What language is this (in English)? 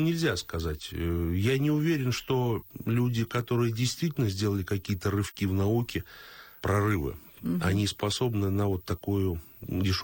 Russian